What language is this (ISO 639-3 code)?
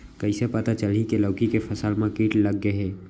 hne